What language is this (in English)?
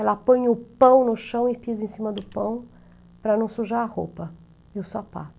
Portuguese